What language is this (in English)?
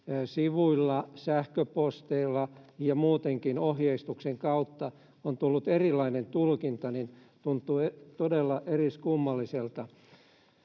Finnish